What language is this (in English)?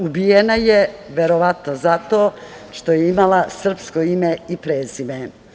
Serbian